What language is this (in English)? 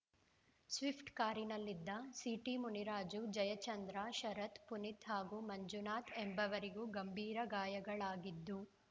Kannada